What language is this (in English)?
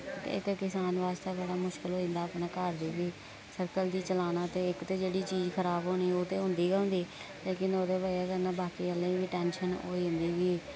Dogri